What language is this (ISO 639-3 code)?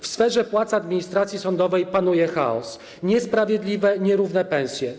pol